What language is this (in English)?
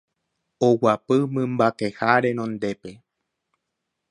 Guarani